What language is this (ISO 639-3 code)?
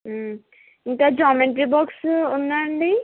tel